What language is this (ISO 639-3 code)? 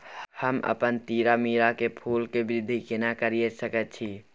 mai